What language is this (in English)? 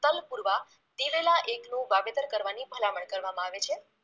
Gujarati